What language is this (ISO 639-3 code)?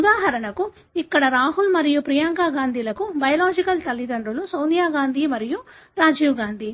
tel